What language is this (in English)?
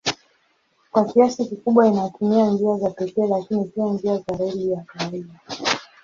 Swahili